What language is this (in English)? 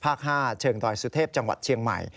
Thai